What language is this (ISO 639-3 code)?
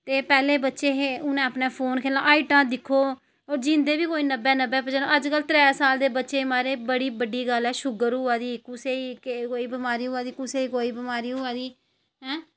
doi